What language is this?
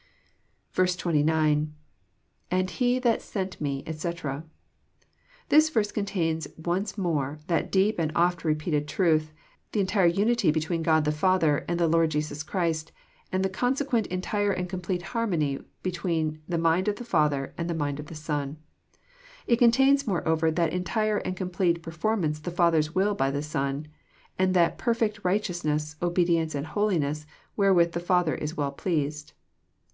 English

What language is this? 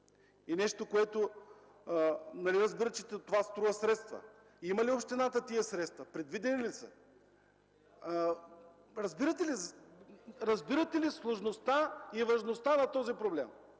Bulgarian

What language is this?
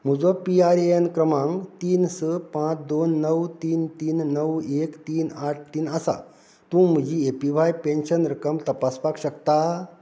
Konkani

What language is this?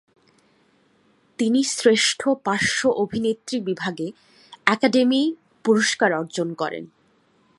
Bangla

